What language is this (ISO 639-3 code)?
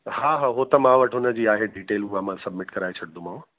snd